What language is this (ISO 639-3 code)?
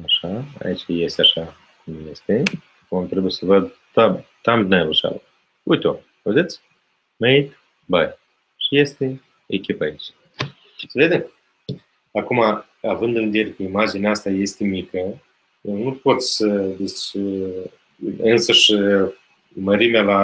ron